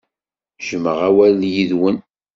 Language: Kabyle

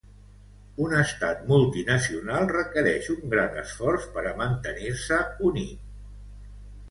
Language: Catalan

